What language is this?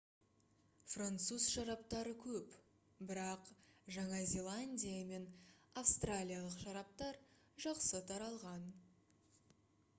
Kazakh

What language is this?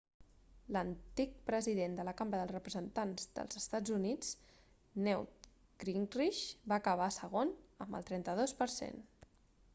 Catalan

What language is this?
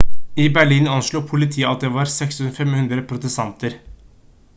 Norwegian Bokmål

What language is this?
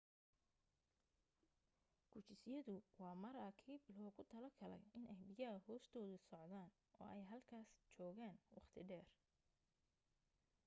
Somali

